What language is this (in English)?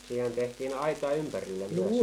Finnish